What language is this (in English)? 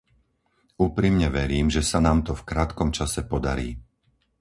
Slovak